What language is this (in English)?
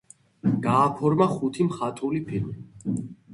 Georgian